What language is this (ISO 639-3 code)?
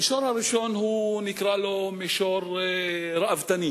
heb